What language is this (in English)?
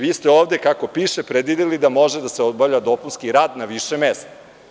Serbian